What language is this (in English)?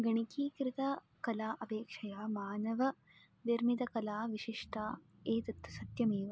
Sanskrit